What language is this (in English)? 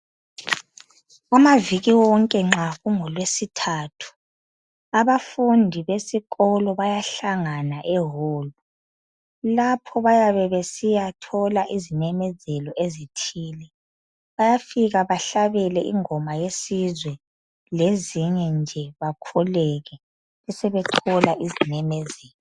North Ndebele